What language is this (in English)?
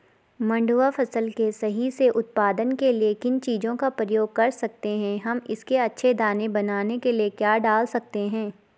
Hindi